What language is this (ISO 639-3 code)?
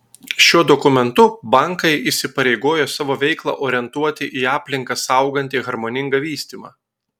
lit